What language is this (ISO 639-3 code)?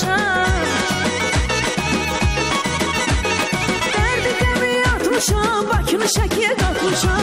tur